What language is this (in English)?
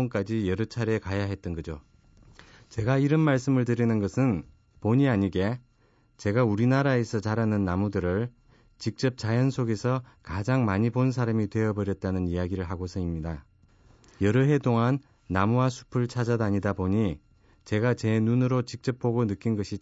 Korean